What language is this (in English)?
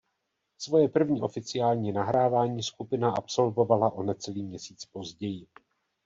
Czech